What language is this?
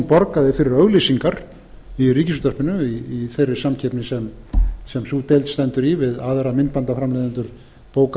Icelandic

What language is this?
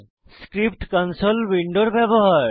Bangla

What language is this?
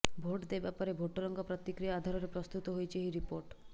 Odia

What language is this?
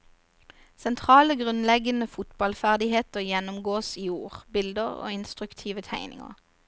Norwegian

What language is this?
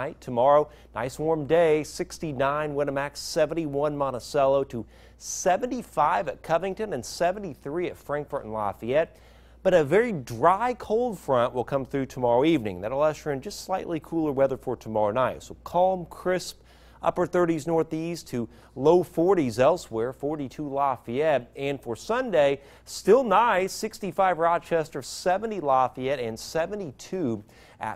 English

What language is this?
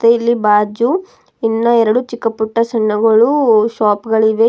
Kannada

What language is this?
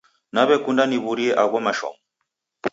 Taita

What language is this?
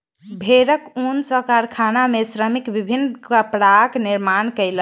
Maithili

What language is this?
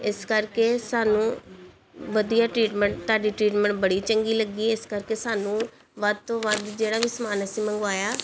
Punjabi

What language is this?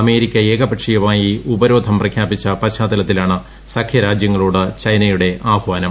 Malayalam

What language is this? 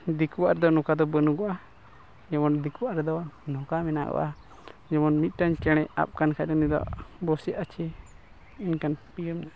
Santali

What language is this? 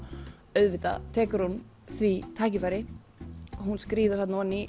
Icelandic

